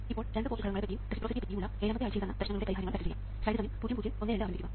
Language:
Malayalam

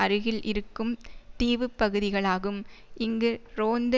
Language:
Tamil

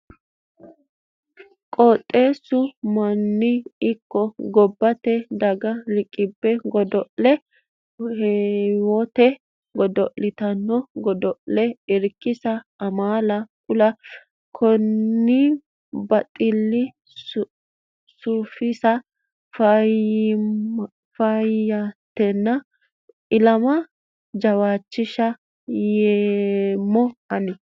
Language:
Sidamo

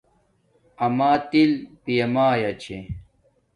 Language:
Domaaki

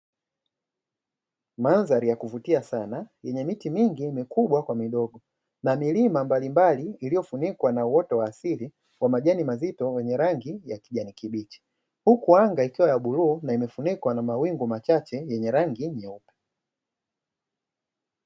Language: Swahili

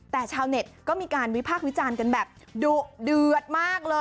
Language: Thai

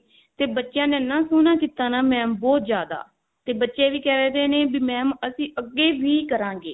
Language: Punjabi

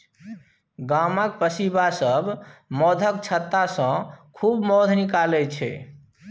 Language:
Maithili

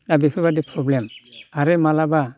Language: Bodo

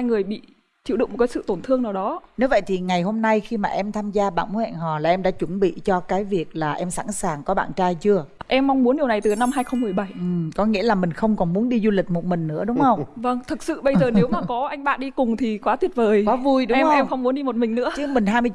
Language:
Vietnamese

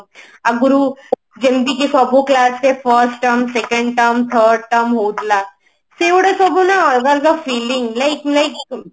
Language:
Odia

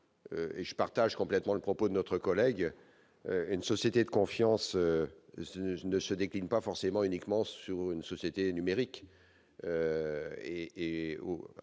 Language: French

